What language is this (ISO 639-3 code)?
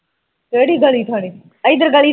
pan